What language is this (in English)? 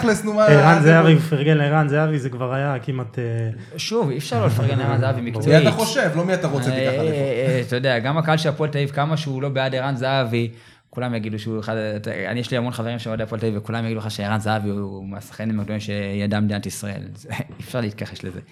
Hebrew